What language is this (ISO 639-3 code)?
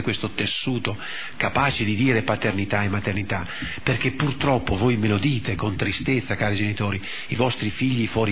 ita